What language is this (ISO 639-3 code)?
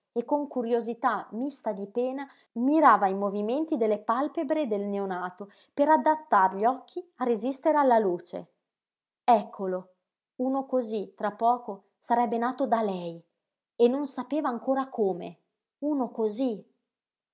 ita